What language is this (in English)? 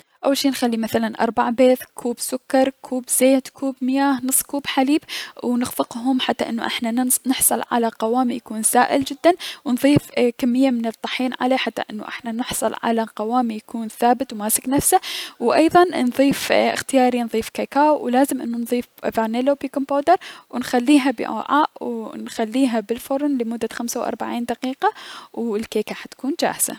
Mesopotamian Arabic